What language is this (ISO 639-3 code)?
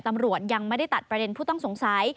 tha